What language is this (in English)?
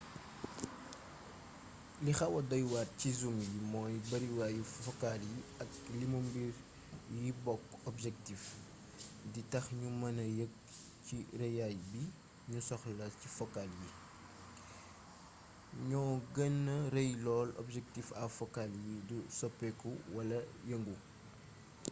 Wolof